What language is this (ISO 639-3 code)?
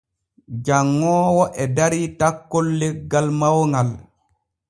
fue